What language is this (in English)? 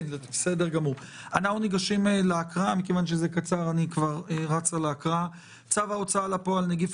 Hebrew